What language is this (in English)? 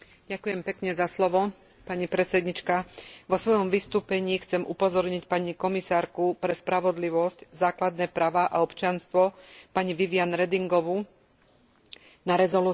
Slovak